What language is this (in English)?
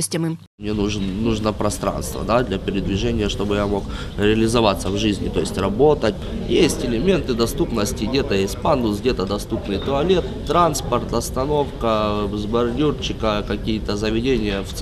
Ukrainian